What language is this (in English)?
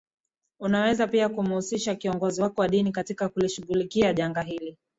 Swahili